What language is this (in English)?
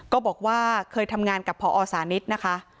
Thai